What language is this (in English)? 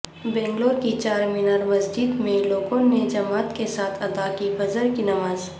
Urdu